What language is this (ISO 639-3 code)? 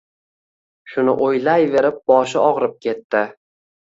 uzb